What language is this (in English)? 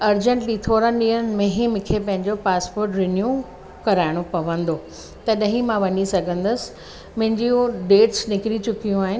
Sindhi